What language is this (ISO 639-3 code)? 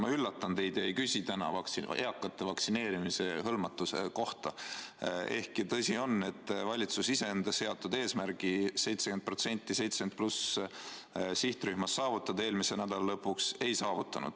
est